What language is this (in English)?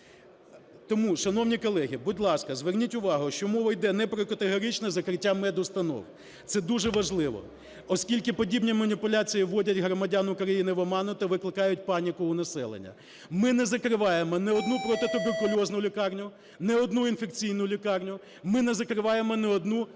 Ukrainian